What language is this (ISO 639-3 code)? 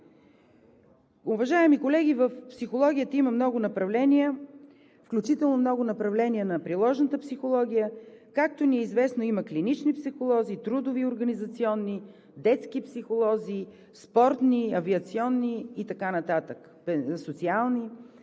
bul